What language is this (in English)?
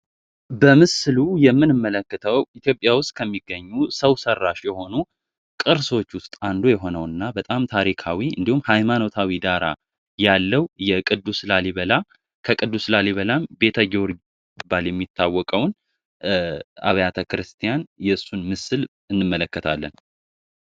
Amharic